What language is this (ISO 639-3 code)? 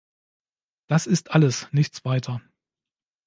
deu